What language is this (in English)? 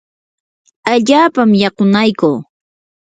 Yanahuanca Pasco Quechua